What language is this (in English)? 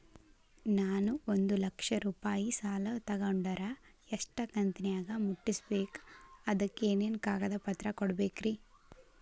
Kannada